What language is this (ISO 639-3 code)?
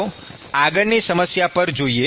guj